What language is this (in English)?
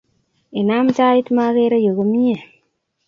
Kalenjin